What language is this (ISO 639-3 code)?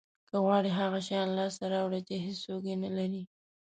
pus